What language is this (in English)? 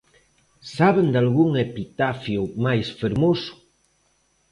Galician